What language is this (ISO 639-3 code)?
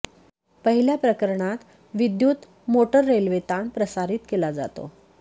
mar